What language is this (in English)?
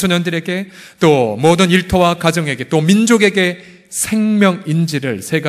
Korean